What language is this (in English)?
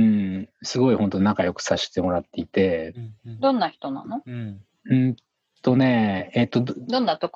Japanese